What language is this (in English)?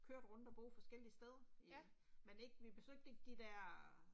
Danish